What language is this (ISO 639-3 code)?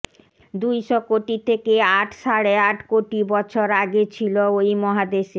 ben